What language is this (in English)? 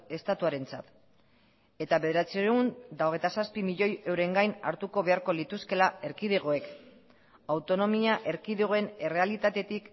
Basque